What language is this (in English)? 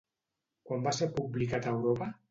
Catalan